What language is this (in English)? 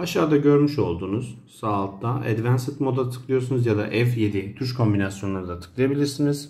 Turkish